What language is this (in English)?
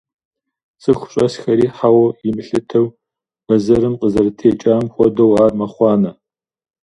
Kabardian